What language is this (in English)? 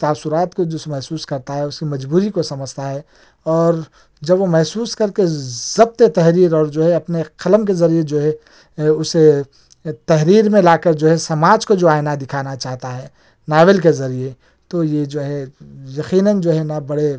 Urdu